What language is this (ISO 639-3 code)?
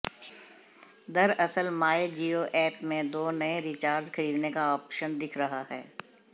hin